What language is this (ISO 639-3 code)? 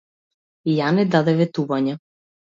mkd